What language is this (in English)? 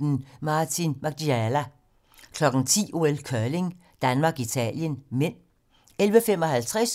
Danish